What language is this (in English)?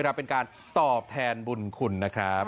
Thai